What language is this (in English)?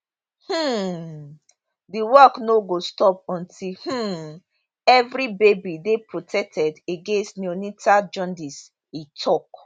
Nigerian Pidgin